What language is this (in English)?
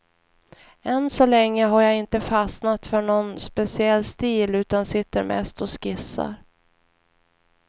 Swedish